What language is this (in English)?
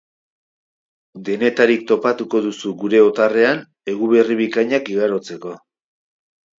Basque